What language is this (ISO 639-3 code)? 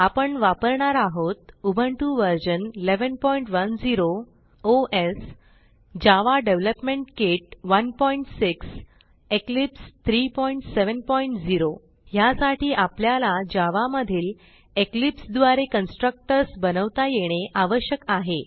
mar